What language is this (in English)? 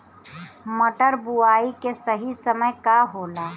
Bhojpuri